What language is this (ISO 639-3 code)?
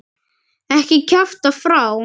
isl